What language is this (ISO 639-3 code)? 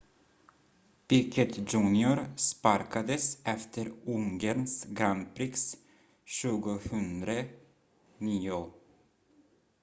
swe